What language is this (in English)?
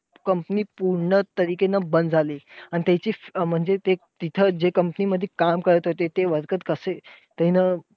Marathi